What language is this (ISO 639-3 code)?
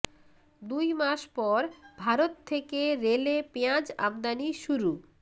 ben